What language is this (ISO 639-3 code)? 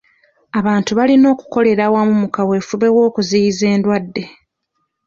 lug